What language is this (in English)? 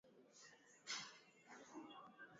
Swahili